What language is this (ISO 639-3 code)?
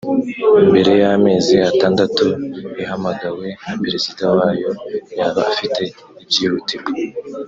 kin